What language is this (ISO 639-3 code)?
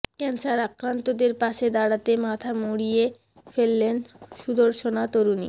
ben